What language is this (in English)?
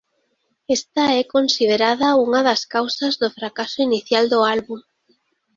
Galician